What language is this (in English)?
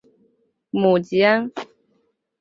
Chinese